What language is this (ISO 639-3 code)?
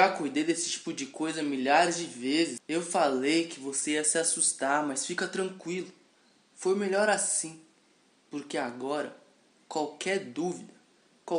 por